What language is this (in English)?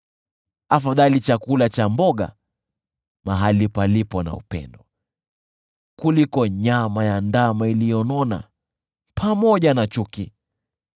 Swahili